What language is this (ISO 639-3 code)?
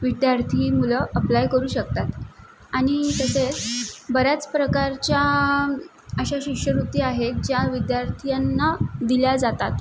mar